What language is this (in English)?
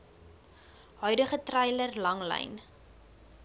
Afrikaans